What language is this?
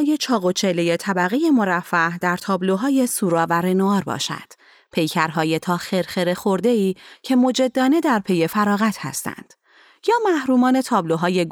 Persian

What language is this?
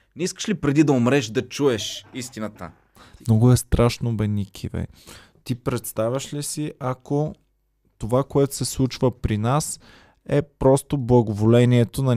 Bulgarian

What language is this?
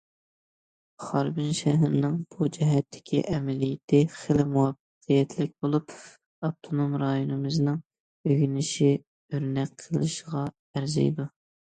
Uyghur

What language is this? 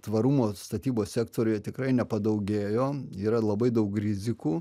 Lithuanian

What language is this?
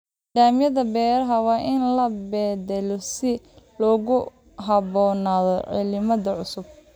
Somali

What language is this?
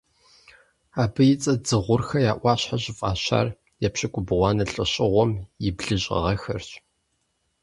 Kabardian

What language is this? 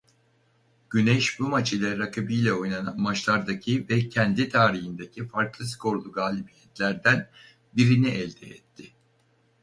Turkish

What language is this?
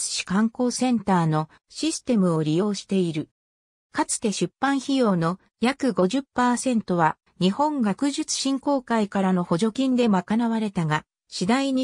Japanese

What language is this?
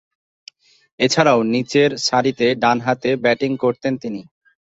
Bangla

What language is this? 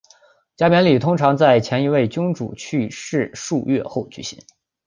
Chinese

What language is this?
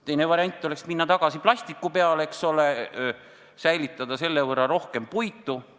Estonian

